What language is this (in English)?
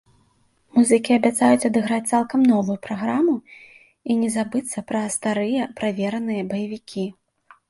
Belarusian